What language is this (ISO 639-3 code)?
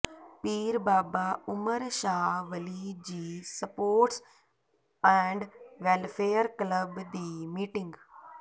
pan